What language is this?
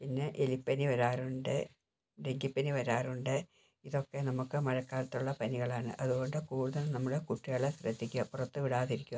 Malayalam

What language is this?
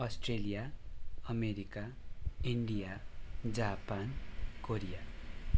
Nepali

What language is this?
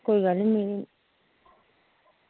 Dogri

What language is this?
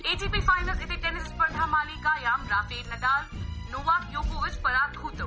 Sanskrit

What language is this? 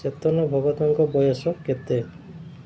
Odia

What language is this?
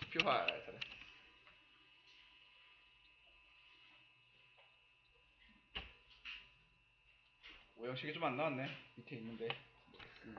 Korean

